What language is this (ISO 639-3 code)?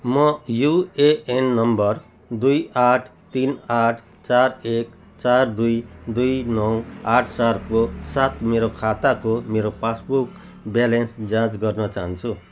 nep